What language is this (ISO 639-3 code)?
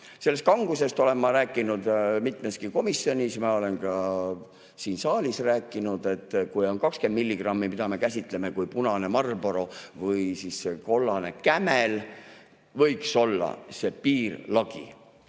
est